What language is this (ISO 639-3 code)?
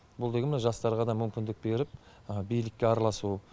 kaz